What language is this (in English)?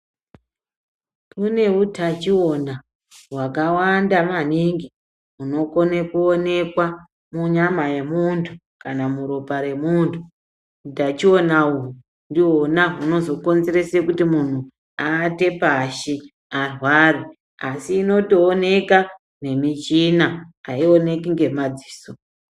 Ndau